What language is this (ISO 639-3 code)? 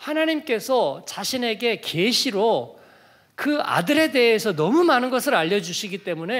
kor